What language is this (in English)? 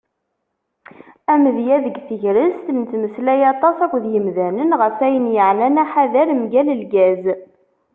Kabyle